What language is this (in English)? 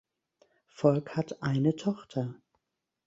German